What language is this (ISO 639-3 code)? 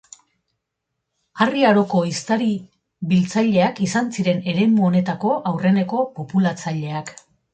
eus